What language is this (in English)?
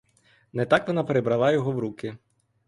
Ukrainian